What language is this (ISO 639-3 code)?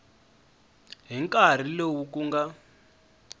tso